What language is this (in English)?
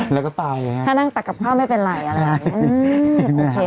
Thai